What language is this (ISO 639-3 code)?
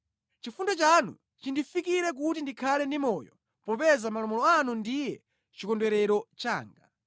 nya